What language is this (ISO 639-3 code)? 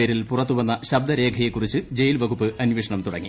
mal